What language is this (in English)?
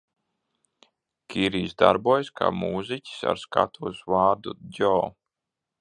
Latvian